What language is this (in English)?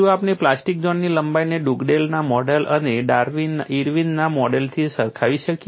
Gujarati